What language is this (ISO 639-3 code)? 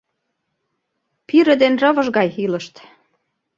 chm